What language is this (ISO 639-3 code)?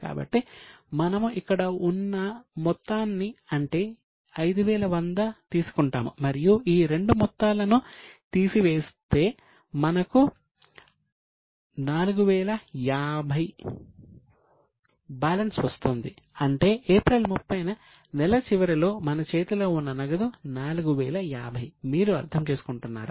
tel